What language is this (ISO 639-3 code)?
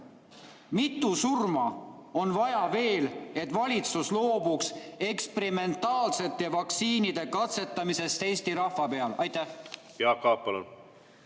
est